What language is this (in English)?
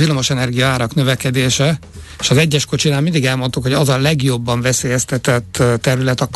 Hungarian